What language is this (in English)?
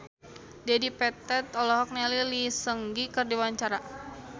Sundanese